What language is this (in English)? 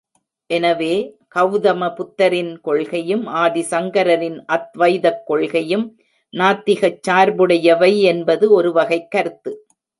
Tamil